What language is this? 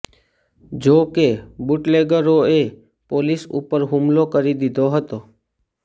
Gujarati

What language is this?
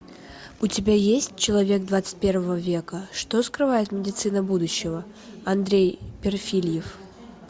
Russian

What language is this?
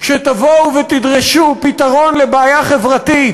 Hebrew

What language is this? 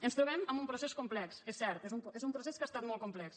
Catalan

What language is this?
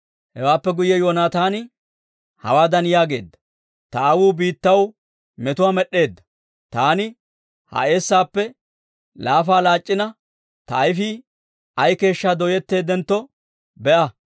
Dawro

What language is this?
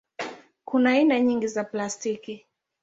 Swahili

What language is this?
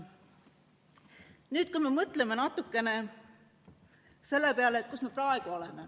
Estonian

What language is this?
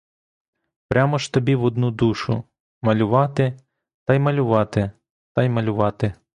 Ukrainian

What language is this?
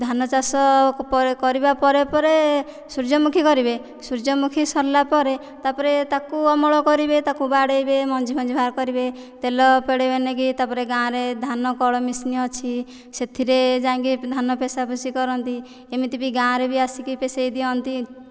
Odia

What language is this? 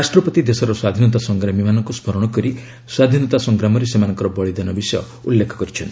Odia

